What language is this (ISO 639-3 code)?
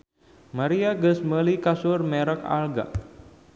sun